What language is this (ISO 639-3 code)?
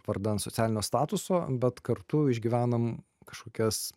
lit